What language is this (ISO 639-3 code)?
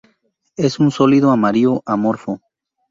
spa